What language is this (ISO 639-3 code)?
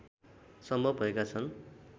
nep